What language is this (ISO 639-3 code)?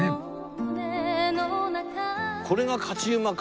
jpn